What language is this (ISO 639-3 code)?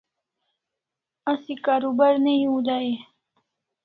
kls